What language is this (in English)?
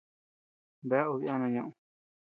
Tepeuxila Cuicatec